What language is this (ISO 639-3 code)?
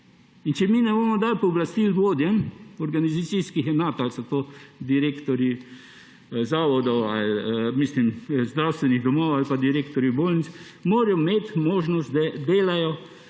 slv